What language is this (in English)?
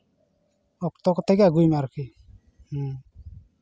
Santali